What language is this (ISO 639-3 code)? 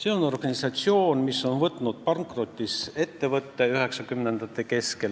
est